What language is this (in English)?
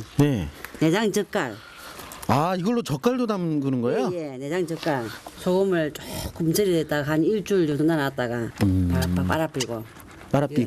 Korean